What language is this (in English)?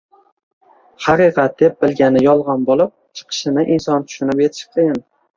Uzbek